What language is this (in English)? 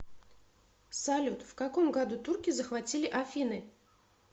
Russian